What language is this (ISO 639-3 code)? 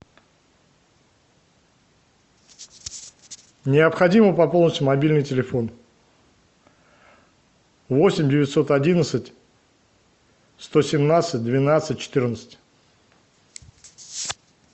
rus